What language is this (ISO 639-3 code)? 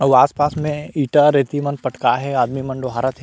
hne